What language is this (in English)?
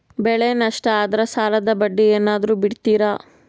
Kannada